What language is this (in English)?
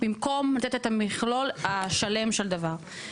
Hebrew